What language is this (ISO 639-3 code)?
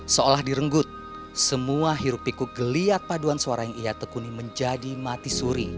ind